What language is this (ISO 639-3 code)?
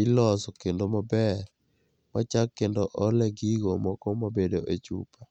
luo